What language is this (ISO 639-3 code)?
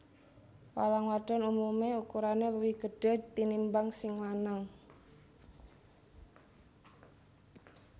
jav